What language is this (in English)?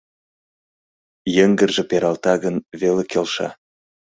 Mari